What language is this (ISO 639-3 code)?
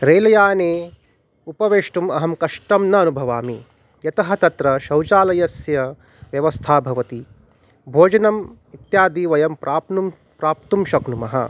san